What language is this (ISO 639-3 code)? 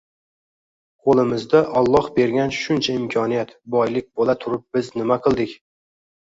uzb